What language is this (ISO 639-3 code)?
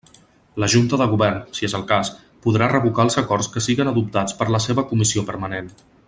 cat